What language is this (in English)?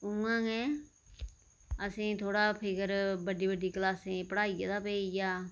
Dogri